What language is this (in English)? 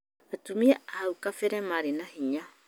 Kikuyu